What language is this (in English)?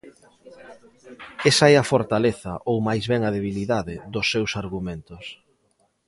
Galician